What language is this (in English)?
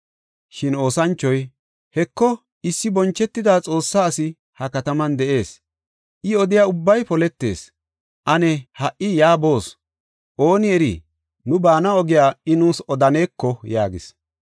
Gofa